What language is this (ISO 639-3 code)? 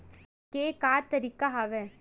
hne